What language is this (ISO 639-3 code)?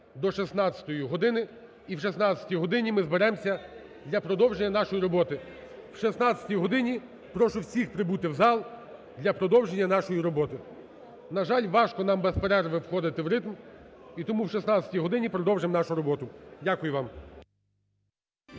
ukr